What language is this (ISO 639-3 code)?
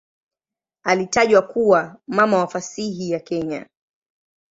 swa